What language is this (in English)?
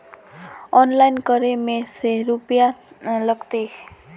Magahi